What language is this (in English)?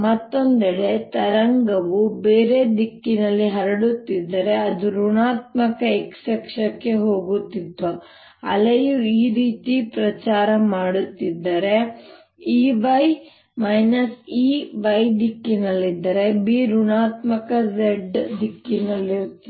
Kannada